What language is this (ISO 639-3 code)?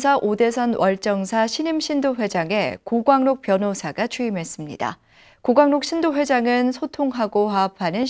kor